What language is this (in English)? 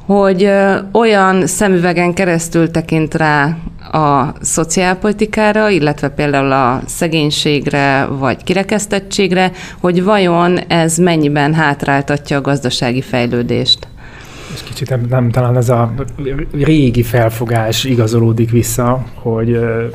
Hungarian